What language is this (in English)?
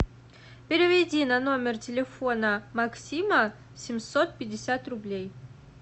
Russian